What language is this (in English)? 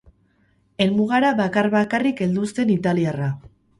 Basque